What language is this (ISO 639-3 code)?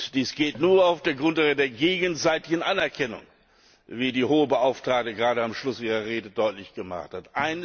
deu